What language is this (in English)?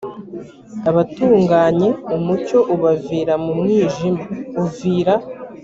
Kinyarwanda